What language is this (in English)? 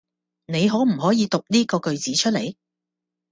Cantonese